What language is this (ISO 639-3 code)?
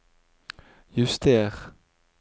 nor